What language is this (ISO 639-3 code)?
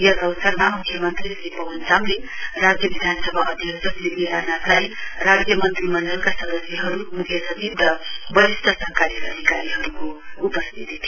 nep